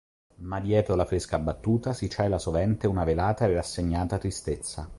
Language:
Italian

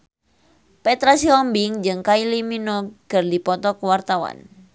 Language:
Sundanese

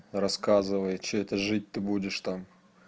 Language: Russian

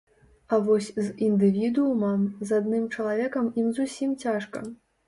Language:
Belarusian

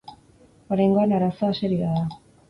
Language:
Basque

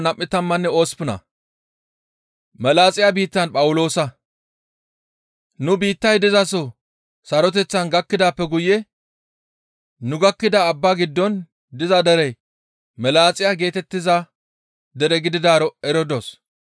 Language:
Gamo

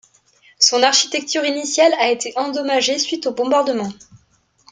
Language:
French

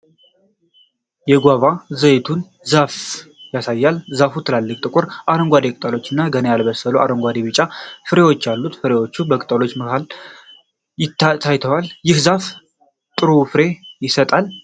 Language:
Amharic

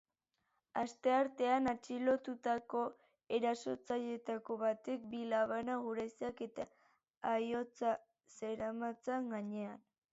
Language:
Basque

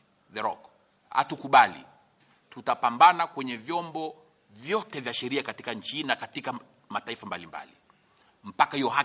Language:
Swahili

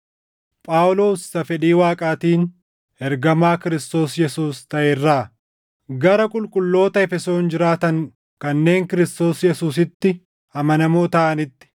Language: Oromo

